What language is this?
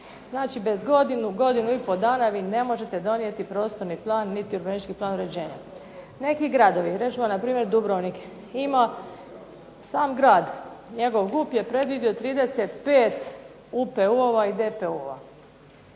Croatian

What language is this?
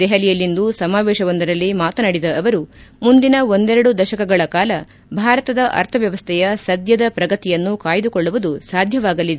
Kannada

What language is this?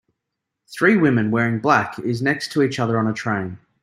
English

